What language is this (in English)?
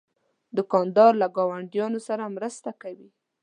Pashto